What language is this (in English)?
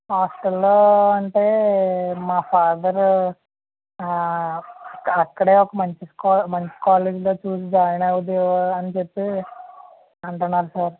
Telugu